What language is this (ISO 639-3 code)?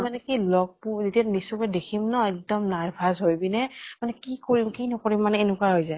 asm